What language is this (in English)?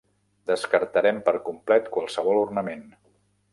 Catalan